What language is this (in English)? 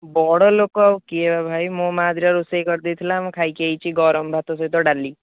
Odia